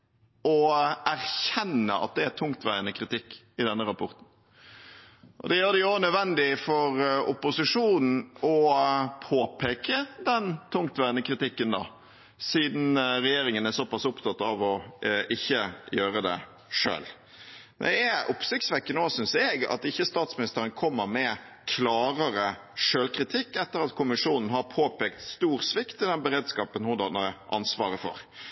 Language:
Norwegian Bokmål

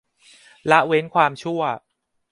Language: Thai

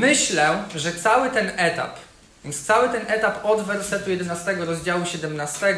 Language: Polish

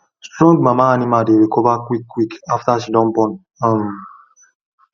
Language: Nigerian Pidgin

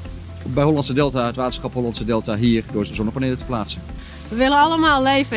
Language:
Dutch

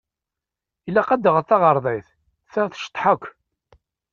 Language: Kabyle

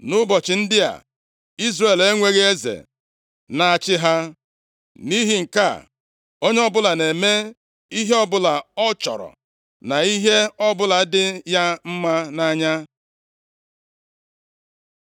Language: Igbo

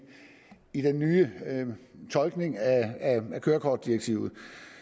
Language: Danish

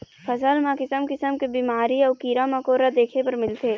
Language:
Chhattisgarhi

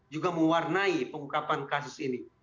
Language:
Indonesian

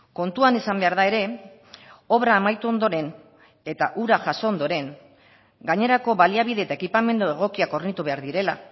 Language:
Basque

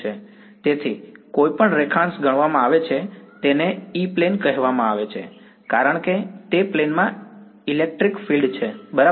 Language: Gujarati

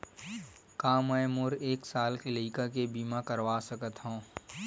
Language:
Chhattisgarhi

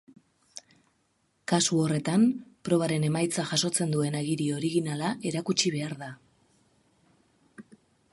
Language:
Basque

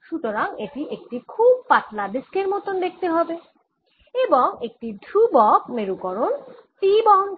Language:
Bangla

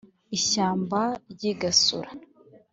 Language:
Kinyarwanda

